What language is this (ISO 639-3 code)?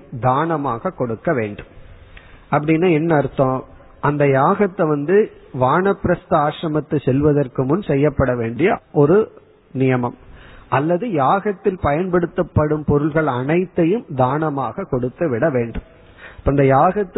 tam